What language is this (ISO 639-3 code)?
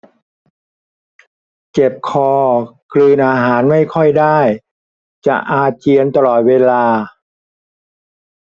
tha